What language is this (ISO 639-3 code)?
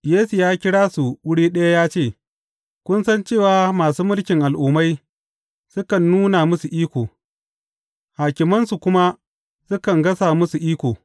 hau